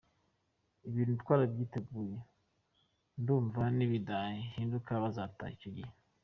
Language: Kinyarwanda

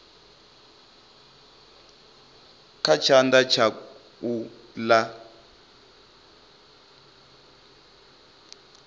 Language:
Venda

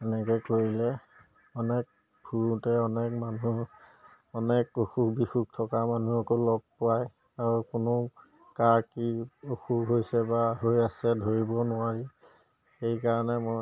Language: Assamese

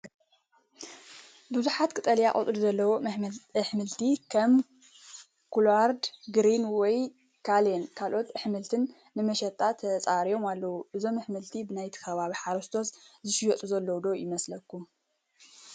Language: Tigrinya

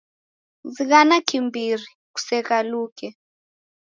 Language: Taita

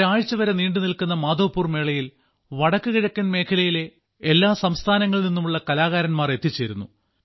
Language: Malayalam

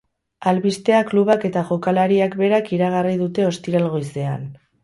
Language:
Basque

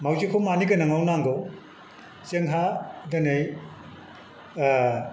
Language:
Bodo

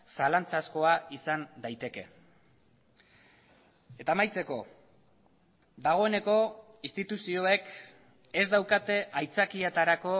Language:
Basque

